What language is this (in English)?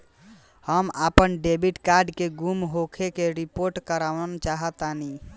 Bhojpuri